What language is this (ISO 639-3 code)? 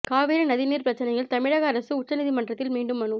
tam